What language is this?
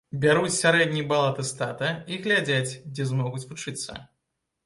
Belarusian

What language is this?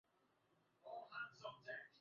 Swahili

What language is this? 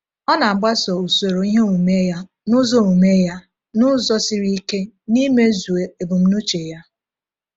Igbo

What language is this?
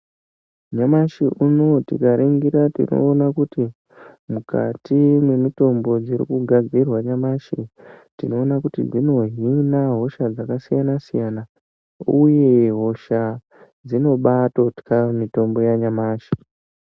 Ndau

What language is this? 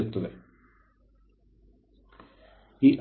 Kannada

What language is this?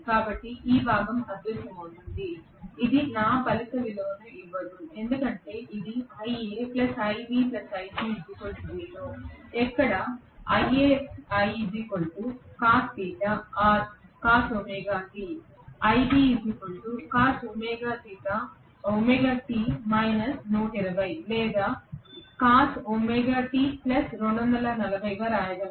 Telugu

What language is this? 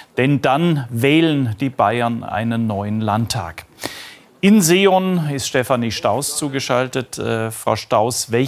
German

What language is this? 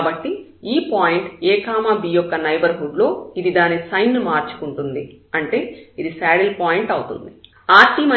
Telugu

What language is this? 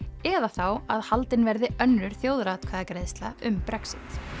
Icelandic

